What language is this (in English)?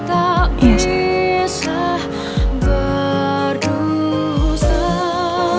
Indonesian